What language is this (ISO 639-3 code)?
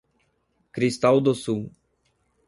por